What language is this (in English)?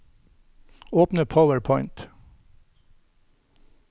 Norwegian